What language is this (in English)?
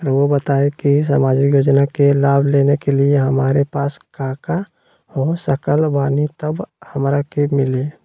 Magahi